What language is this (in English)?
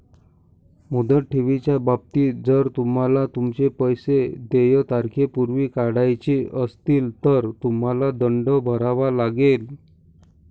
Marathi